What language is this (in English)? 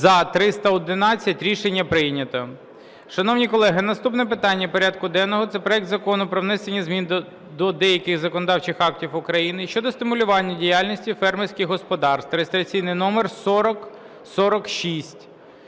Ukrainian